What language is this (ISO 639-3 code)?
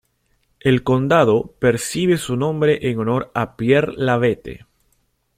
spa